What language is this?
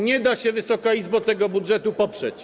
Polish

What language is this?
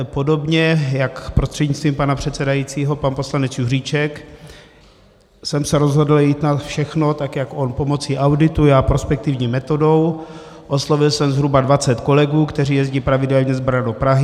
Czech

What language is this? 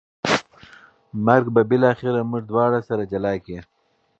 Pashto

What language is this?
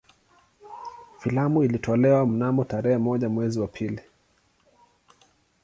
Swahili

